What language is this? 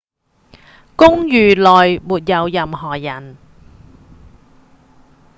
Cantonese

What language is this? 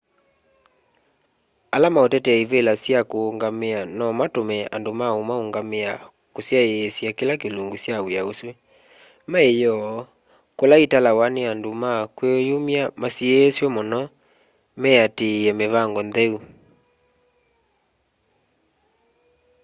Kamba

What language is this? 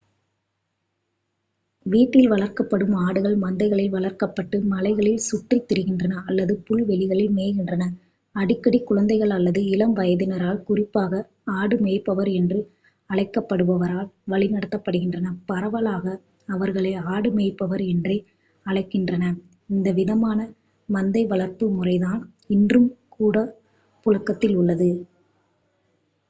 Tamil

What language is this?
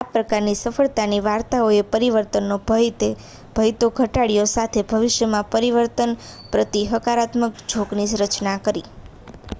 Gujarati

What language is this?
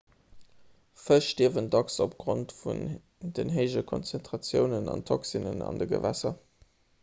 Luxembourgish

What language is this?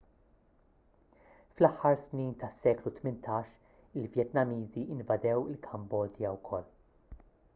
Maltese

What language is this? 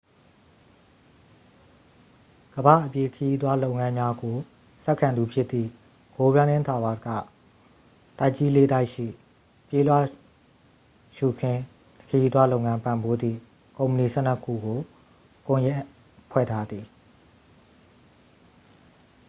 Burmese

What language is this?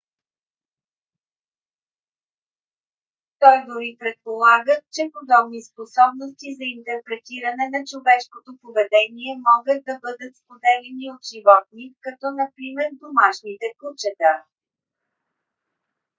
Bulgarian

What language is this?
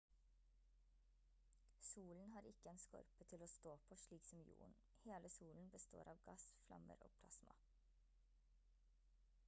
Norwegian Bokmål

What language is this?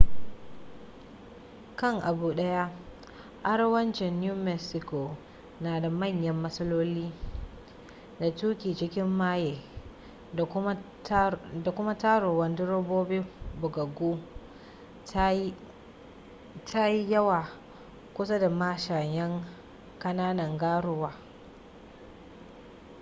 Hausa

